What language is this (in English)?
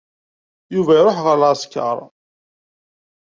Kabyle